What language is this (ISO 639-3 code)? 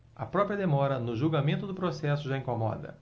por